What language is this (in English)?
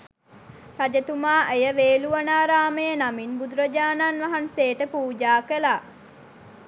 Sinhala